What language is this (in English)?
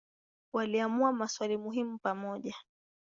Swahili